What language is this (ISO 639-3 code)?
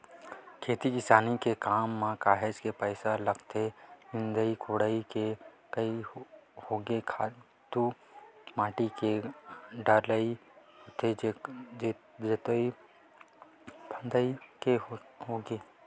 hne